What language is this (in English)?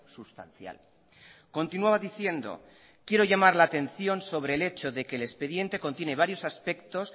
Spanish